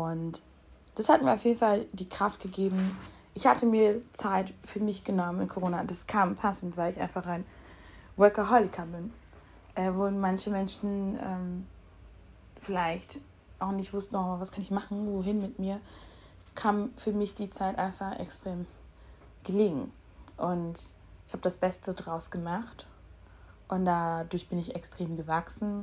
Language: German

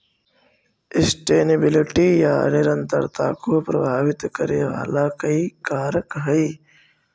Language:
Magahi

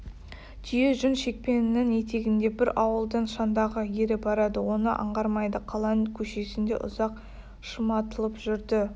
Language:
Kazakh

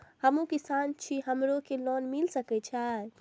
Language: Maithili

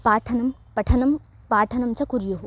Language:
Sanskrit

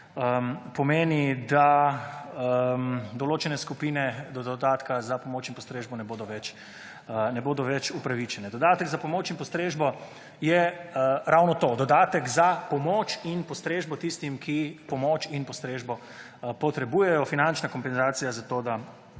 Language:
Slovenian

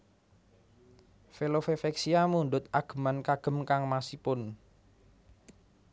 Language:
Javanese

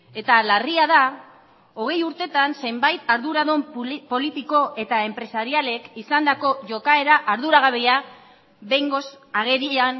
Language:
Basque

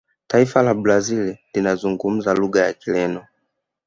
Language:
Swahili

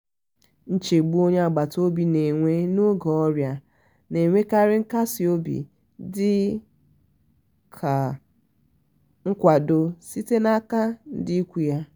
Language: Igbo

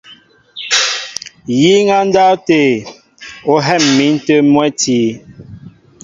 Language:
Mbo (Cameroon)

